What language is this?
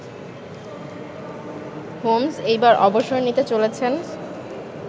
Bangla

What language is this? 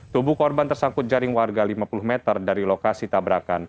Indonesian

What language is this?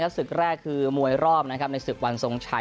Thai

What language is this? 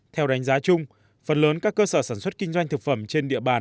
Vietnamese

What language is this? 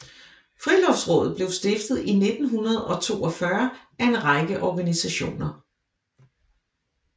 Danish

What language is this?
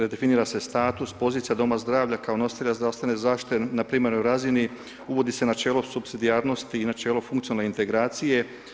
Croatian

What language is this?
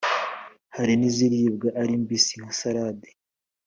Kinyarwanda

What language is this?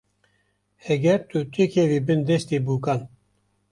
Kurdish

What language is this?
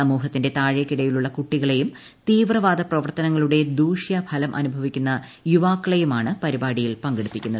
Malayalam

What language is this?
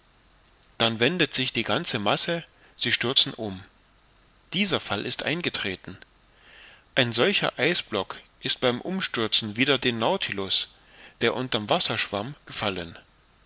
German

